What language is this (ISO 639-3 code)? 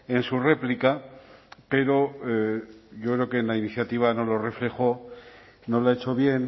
spa